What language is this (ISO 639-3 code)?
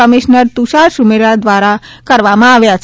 guj